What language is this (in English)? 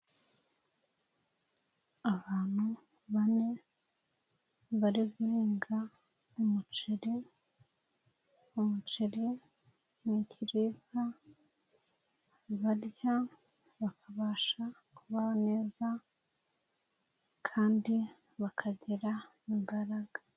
Kinyarwanda